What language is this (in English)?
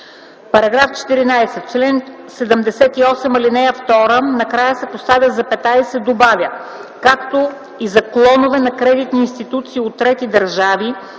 Bulgarian